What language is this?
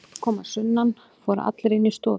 Icelandic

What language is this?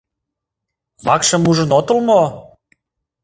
Mari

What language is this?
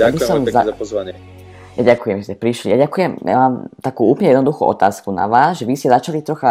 Slovak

